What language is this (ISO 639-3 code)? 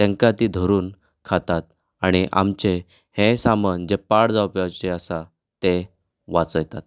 kok